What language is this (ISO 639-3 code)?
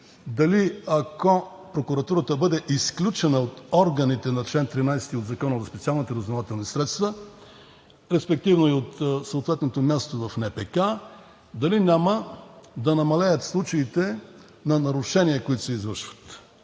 bul